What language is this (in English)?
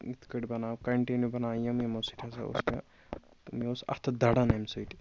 Kashmiri